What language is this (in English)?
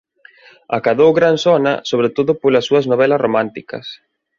Galician